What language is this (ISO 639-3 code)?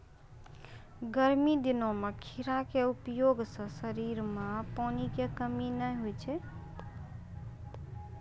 mai